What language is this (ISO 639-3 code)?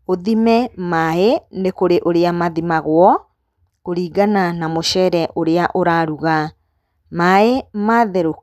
kik